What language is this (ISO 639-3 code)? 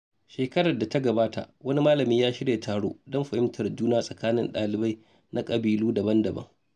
hau